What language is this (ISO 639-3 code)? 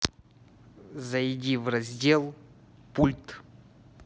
rus